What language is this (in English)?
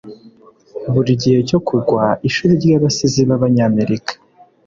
Kinyarwanda